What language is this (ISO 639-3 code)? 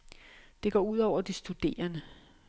dan